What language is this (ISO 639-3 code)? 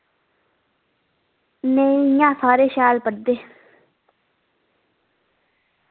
doi